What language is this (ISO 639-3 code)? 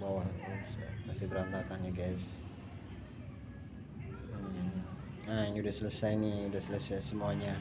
ind